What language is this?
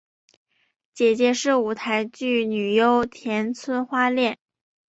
Chinese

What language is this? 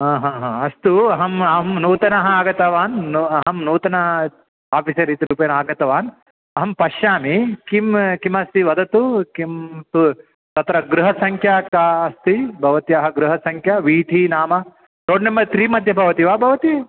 Sanskrit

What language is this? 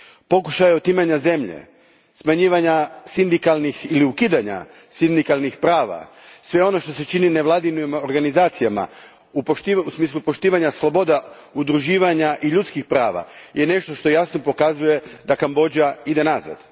Croatian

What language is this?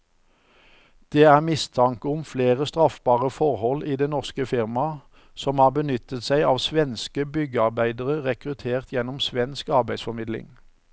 Norwegian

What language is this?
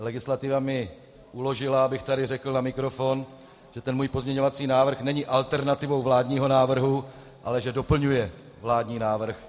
Czech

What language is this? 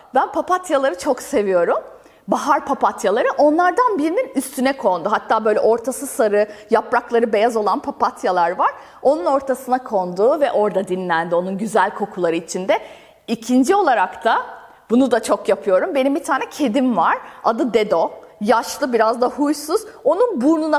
Turkish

